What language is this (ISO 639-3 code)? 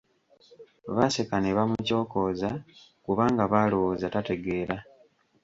lug